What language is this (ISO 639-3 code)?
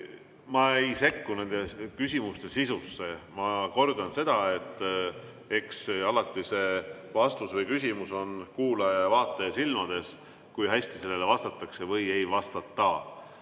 est